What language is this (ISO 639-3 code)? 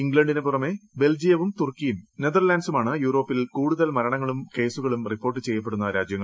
mal